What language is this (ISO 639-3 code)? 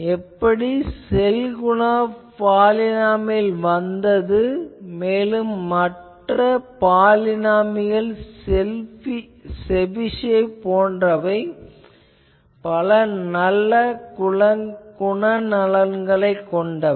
tam